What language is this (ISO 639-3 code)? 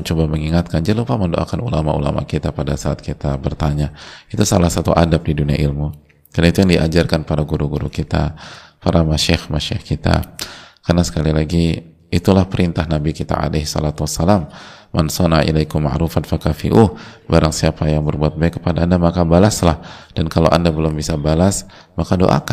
ind